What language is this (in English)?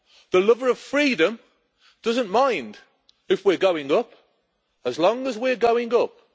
English